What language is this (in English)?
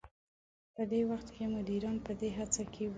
Pashto